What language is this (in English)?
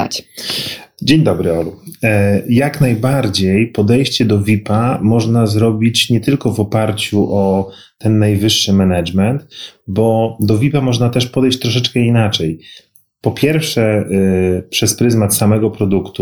Polish